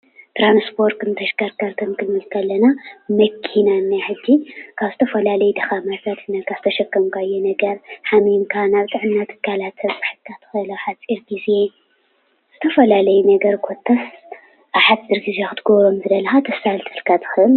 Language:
Tigrinya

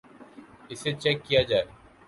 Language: Urdu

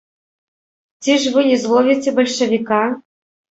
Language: Belarusian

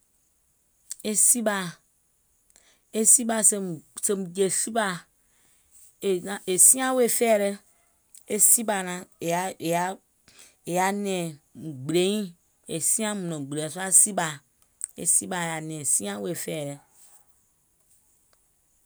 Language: Gola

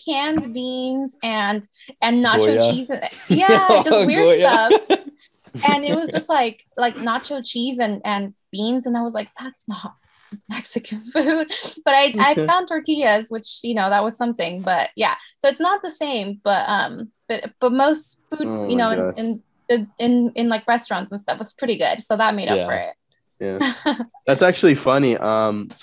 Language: English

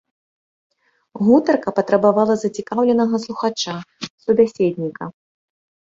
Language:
Belarusian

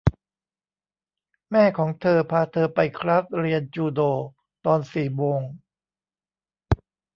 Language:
Thai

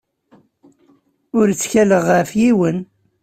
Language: Kabyle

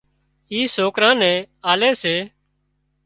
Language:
Wadiyara Koli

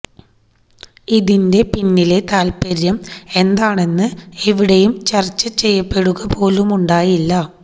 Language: Malayalam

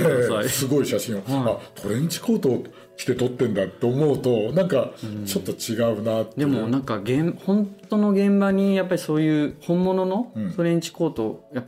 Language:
Japanese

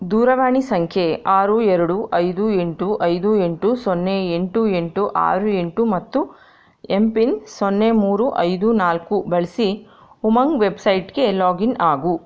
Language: Kannada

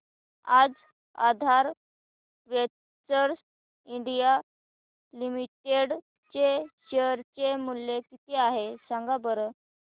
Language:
Marathi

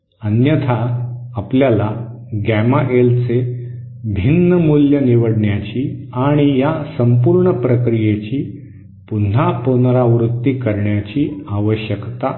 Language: Marathi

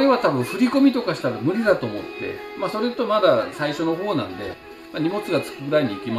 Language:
Japanese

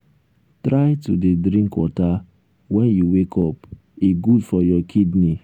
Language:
Nigerian Pidgin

